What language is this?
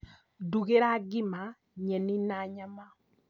Kikuyu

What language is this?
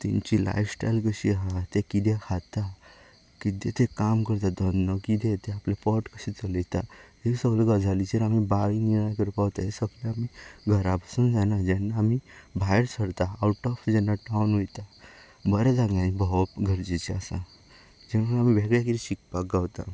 Konkani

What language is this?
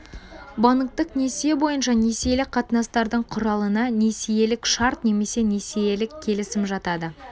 Kazakh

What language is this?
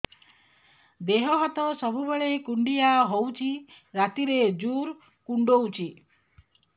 Odia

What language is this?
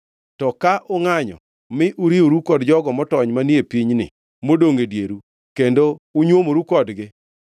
Luo (Kenya and Tanzania)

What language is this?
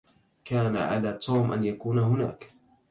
Arabic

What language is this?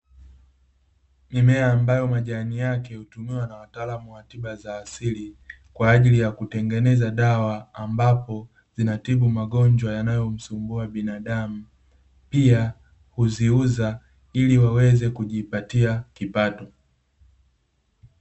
Swahili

